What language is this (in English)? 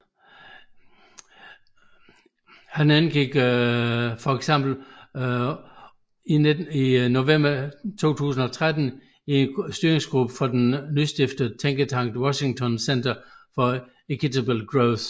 Danish